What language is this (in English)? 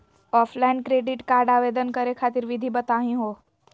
Magahi